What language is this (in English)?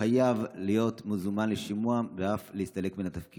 Hebrew